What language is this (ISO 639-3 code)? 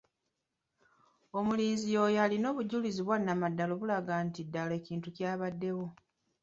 lug